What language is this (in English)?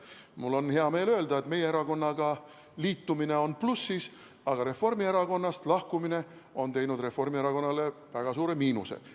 Estonian